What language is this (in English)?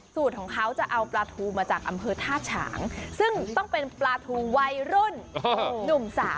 Thai